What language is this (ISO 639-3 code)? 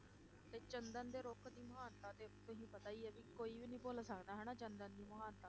pan